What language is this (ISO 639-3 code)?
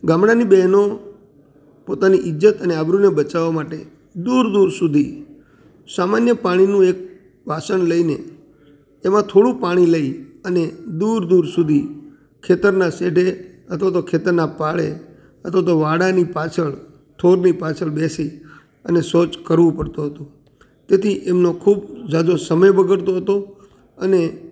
guj